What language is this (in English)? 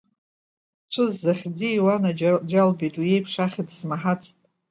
Abkhazian